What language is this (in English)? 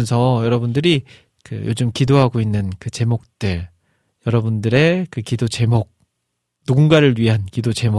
Korean